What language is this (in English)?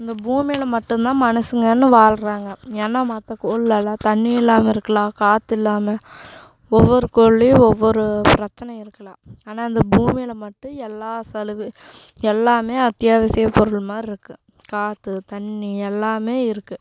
Tamil